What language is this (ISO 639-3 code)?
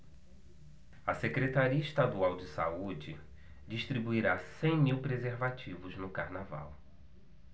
por